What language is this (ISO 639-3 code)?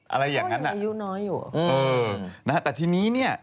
tha